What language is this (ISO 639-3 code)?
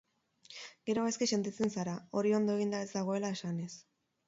eus